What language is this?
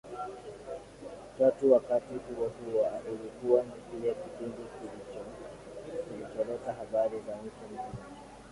Swahili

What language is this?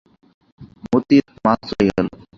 Bangla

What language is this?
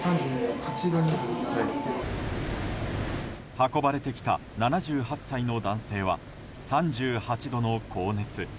Japanese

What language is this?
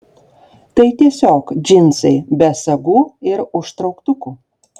Lithuanian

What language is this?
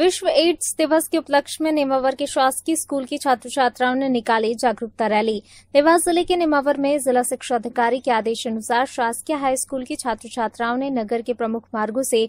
Hindi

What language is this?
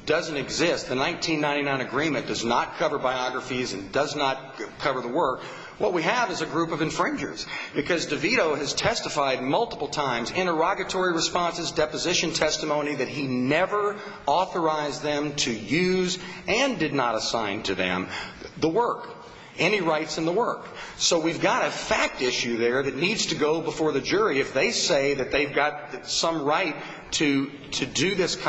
English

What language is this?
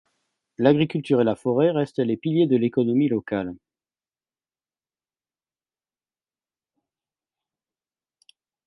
French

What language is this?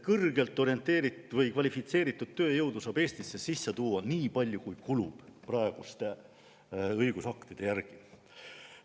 Estonian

